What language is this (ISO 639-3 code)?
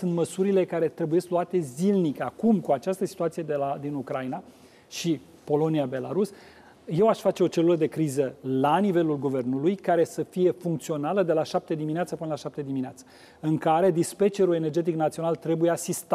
ron